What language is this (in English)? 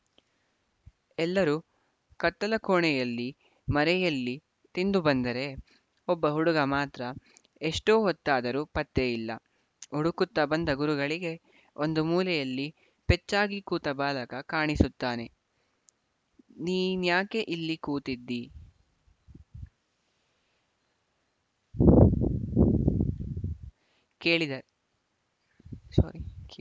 Kannada